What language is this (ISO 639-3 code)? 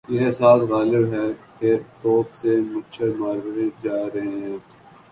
urd